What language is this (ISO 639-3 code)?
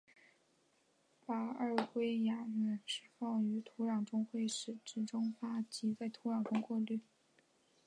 zho